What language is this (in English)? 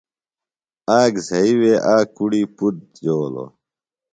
Phalura